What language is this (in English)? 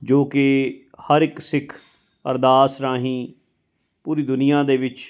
Punjabi